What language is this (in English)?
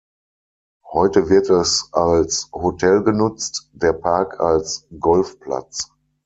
German